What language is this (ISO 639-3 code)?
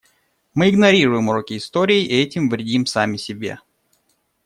rus